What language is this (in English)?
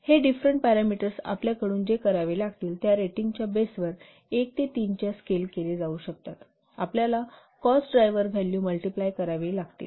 Marathi